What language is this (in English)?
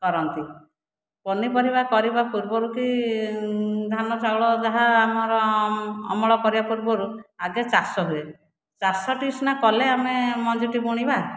Odia